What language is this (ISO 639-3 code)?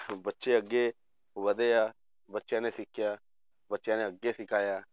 pan